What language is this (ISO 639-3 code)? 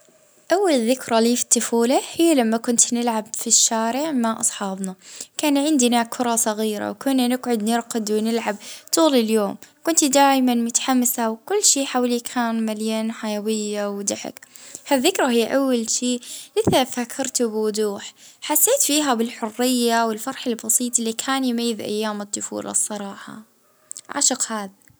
ayl